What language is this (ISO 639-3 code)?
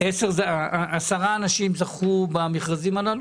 heb